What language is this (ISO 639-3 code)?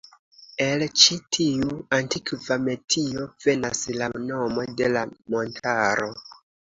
epo